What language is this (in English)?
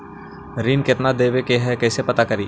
Magahi